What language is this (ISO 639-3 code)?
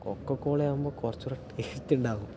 mal